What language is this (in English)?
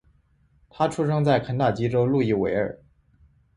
Chinese